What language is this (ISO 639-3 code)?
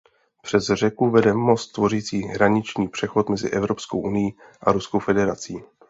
ces